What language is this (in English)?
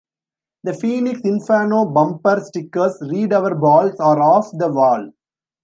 English